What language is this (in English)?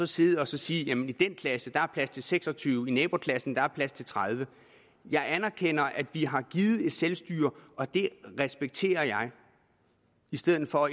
Danish